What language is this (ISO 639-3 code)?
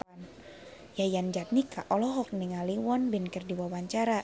sun